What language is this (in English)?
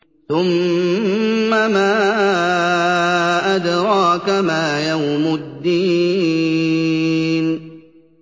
Arabic